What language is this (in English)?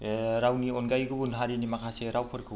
Bodo